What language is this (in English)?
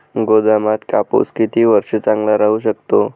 Marathi